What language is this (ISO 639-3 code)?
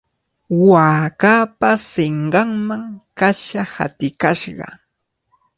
qvl